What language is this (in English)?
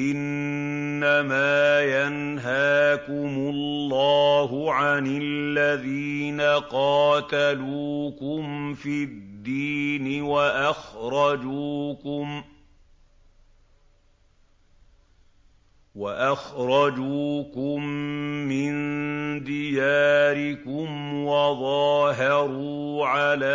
Arabic